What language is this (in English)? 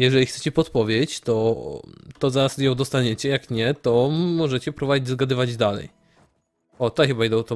Polish